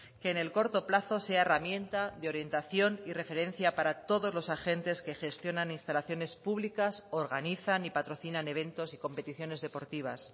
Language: Spanish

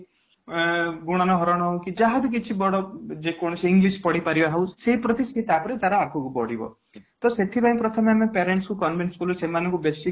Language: Odia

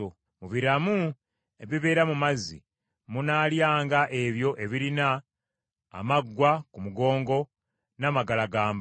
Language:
Ganda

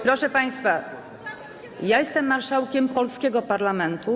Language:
Polish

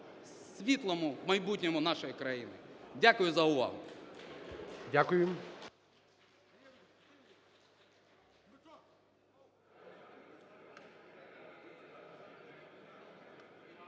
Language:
Ukrainian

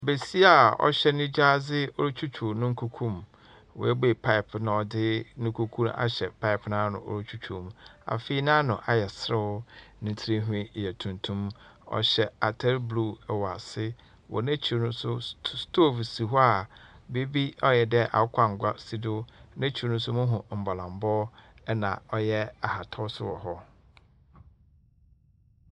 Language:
Akan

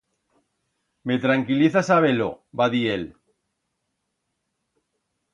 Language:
Aragonese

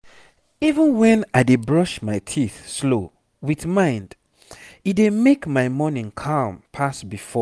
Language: Nigerian Pidgin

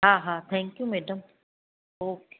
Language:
Sindhi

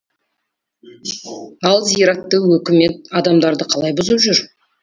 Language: Kazakh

